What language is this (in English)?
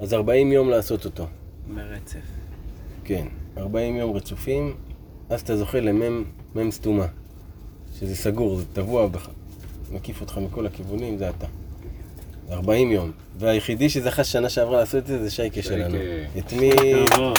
Hebrew